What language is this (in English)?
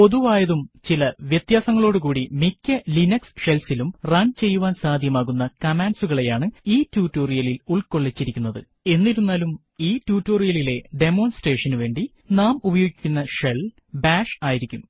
Malayalam